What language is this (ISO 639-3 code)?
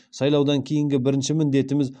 kaz